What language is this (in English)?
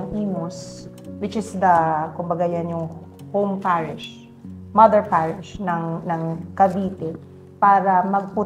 Filipino